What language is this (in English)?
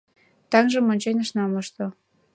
Mari